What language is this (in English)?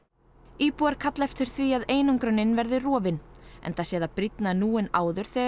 Icelandic